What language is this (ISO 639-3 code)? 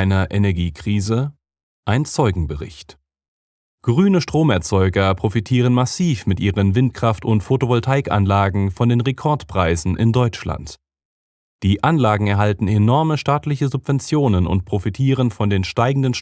deu